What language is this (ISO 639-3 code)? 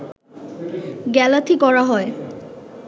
ben